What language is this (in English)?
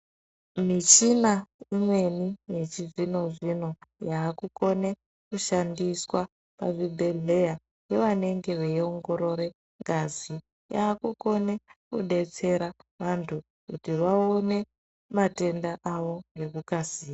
Ndau